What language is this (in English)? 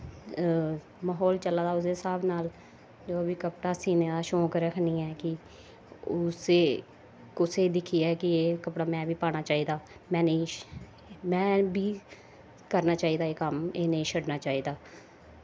Dogri